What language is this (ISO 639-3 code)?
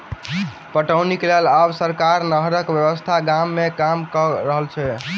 mai